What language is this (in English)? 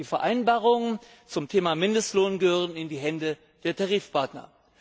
German